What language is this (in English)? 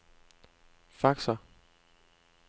Danish